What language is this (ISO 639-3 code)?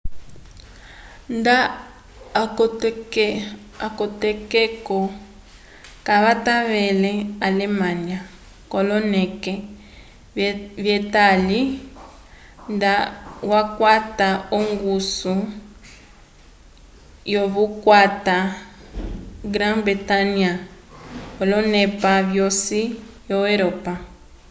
umb